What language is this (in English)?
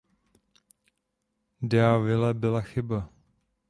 Czech